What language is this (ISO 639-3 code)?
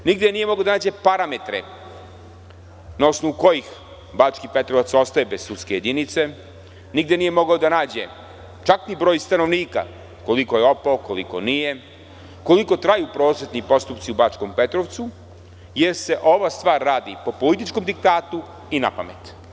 srp